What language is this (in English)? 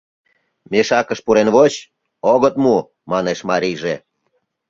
Mari